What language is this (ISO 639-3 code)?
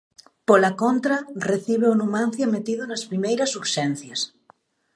glg